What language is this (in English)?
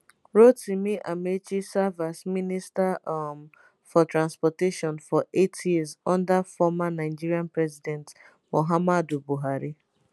Nigerian Pidgin